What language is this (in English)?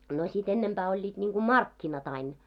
Finnish